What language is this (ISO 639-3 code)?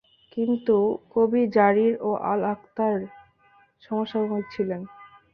ben